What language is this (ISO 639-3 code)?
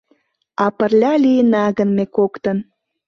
chm